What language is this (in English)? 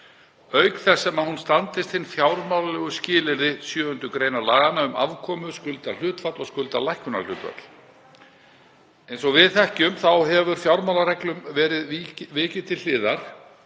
Icelandic